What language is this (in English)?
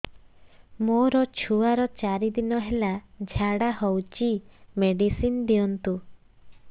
Odia